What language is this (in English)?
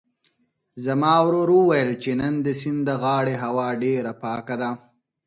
Pashto